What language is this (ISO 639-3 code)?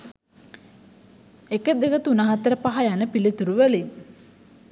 sin